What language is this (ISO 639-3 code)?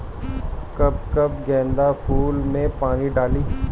bho